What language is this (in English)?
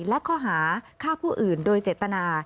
Thai